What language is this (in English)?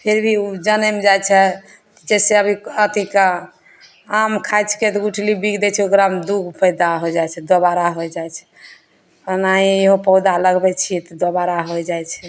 Maithili